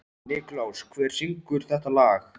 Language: Icelandic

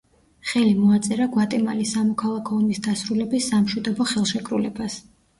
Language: Georgian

